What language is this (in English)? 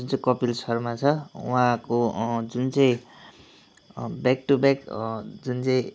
Nepali